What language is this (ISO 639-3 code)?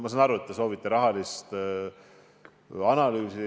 est